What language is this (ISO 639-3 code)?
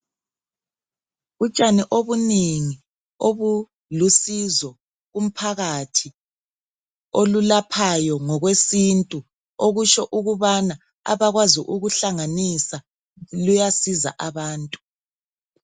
nde